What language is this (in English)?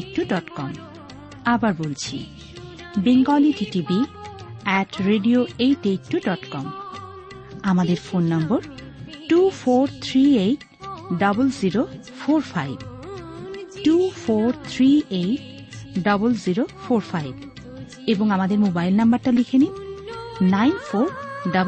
Bangla